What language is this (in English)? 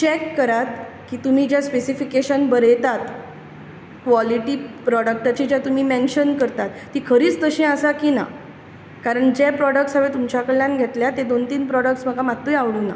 Konkani